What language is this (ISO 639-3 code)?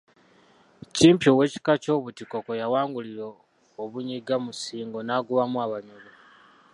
lug